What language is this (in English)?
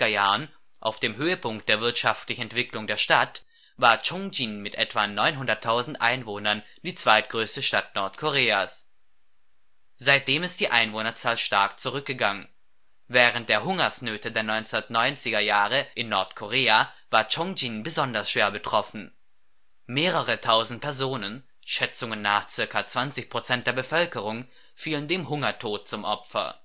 German